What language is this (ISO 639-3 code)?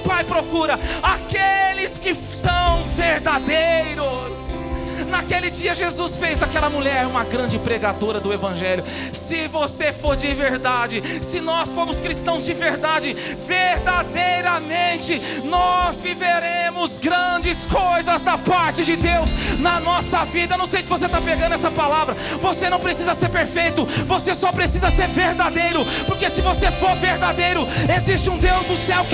por